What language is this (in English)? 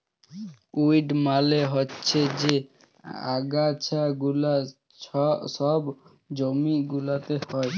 Bangla